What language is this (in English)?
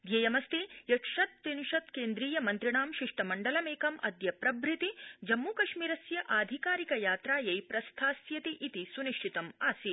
Sanskrit